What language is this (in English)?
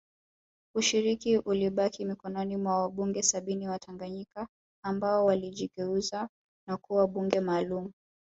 Swahili